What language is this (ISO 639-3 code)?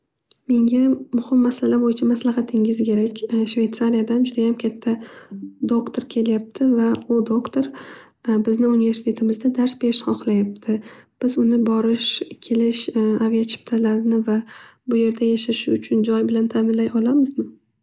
uzb